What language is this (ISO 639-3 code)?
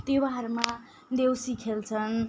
nep